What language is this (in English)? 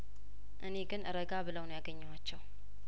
Amharic